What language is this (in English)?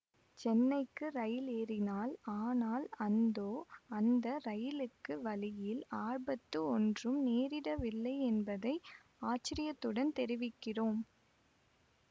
Tamil